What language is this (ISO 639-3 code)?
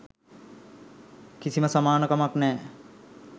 sin